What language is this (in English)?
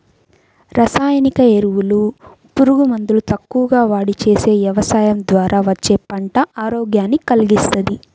Telugu